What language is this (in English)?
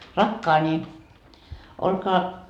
Finnish